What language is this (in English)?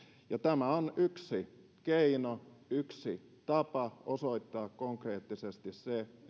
Finnish